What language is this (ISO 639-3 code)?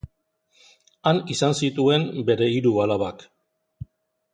eus